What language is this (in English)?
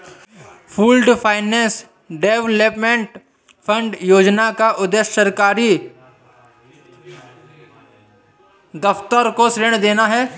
Hindi